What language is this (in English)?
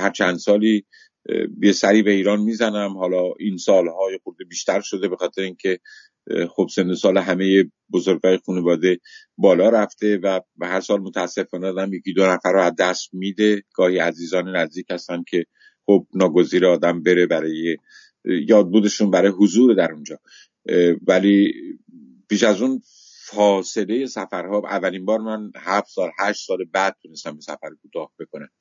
Persian